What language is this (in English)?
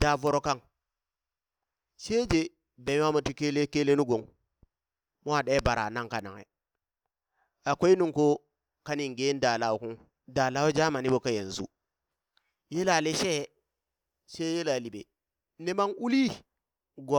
Burak